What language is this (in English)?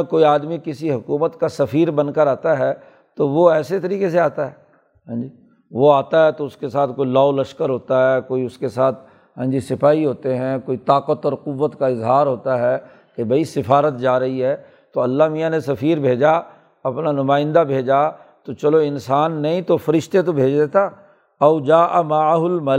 Urdu